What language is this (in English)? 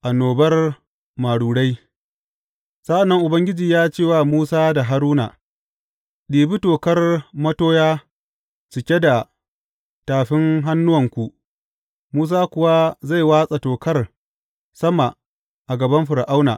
Hausa